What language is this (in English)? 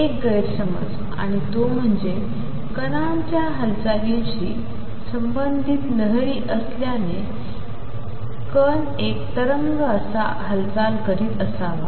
Marathi